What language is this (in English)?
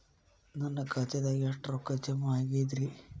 Kannada